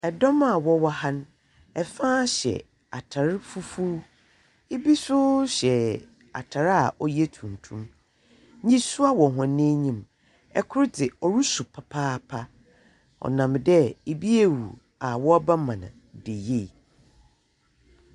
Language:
Akan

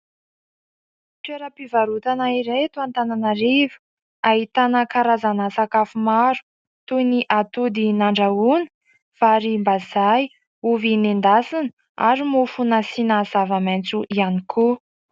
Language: Malagasy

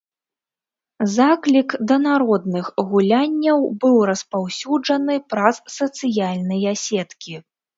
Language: Belarusian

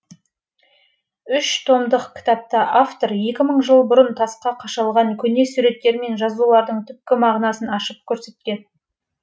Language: Kazakh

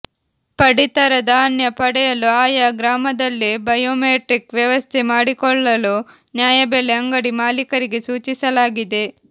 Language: Kannada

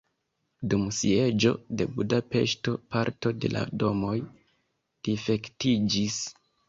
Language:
Esperanto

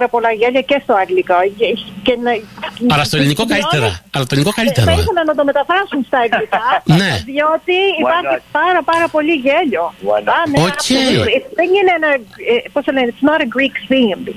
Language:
Greek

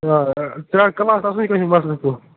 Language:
Kashmiri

